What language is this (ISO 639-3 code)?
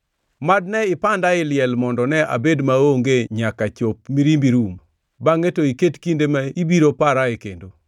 luo